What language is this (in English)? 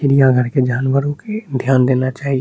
Maithili